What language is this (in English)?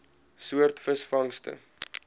Afrikaans